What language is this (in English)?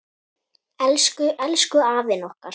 Icelandic